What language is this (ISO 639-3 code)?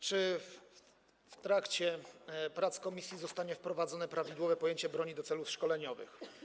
pol